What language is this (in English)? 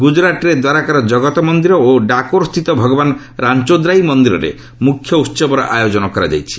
Odia